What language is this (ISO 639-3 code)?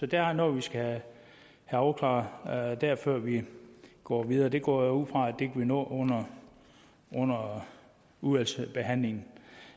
dan